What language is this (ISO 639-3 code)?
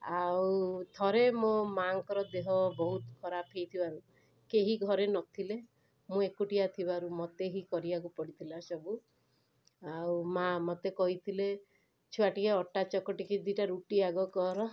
ori